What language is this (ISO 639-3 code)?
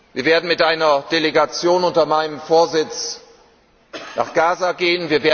deu